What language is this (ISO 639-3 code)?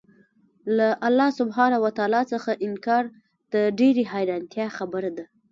pus